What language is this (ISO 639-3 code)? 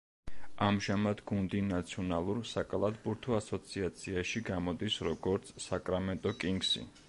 kat